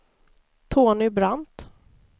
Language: Swedish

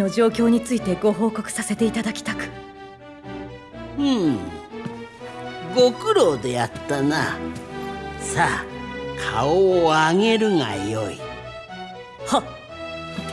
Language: Japanese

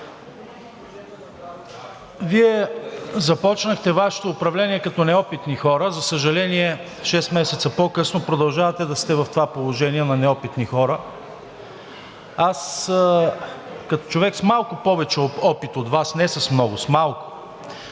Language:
Bulgarian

